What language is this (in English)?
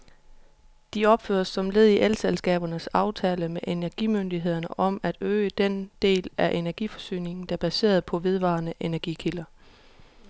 Danish